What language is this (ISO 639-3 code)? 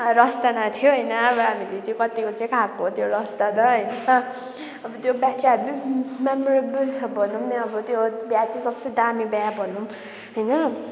nep